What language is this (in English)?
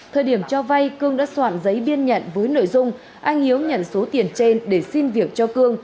Vietnamese